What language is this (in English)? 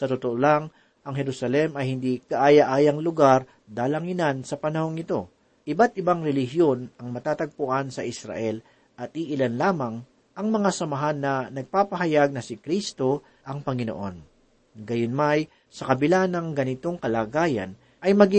Filipino